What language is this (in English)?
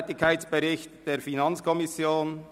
Swiss German